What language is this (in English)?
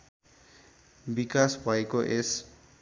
Nepali